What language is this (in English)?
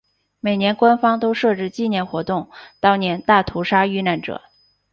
Chinese